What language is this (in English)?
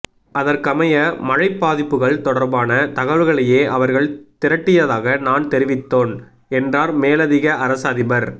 Tamil